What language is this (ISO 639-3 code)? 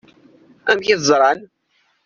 kab